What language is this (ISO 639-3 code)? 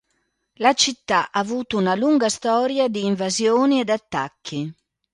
ita